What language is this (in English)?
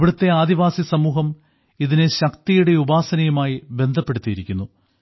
Malayalam